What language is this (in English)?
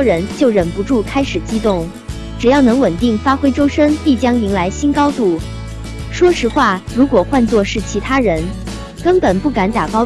Chinese